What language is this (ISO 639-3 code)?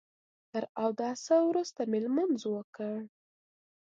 pus